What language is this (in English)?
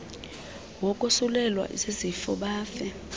Xhosa